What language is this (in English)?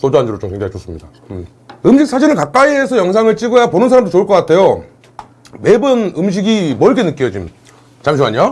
Korean